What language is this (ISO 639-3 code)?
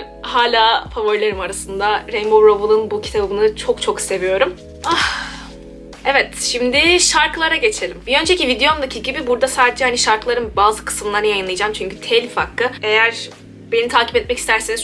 tur